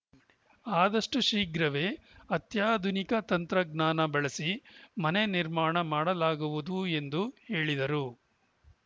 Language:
Kannada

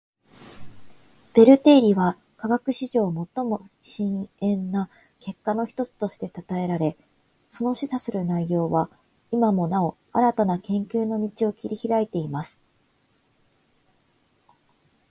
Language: Japanese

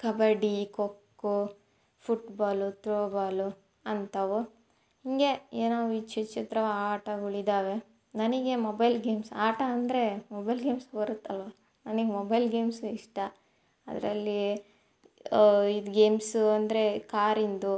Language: Kannada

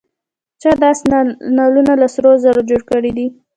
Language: Pashto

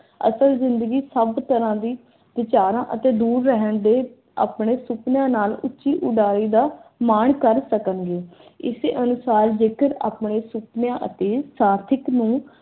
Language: Punjabi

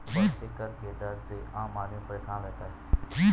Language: Hindi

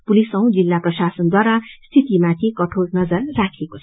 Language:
Nepali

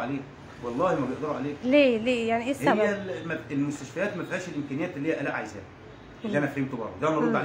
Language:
Arabic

